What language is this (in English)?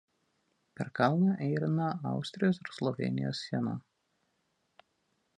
Lithuanian